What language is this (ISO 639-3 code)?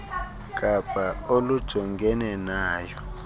xho